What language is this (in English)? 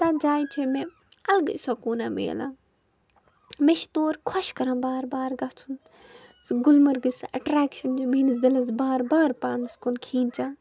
Kashmiri